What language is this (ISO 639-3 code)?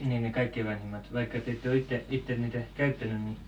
fin